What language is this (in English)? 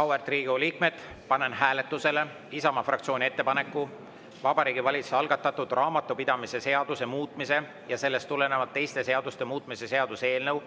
Estonian